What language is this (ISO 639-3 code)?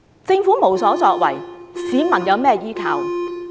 yue